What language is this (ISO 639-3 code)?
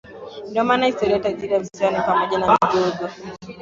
swa